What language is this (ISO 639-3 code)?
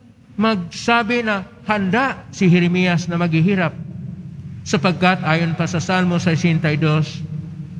fil